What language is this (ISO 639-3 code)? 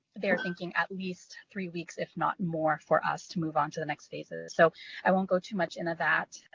eng